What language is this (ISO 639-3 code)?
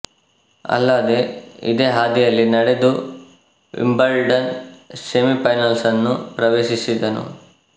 kan